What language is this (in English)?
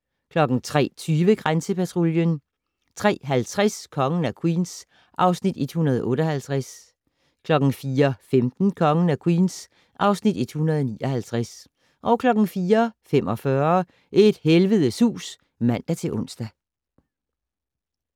Danish